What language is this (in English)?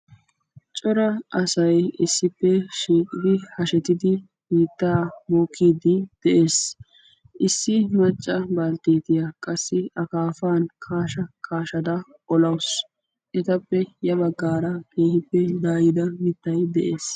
Wolaytta